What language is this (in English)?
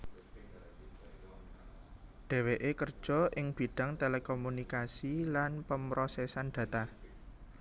Javanese